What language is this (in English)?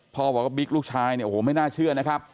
Thai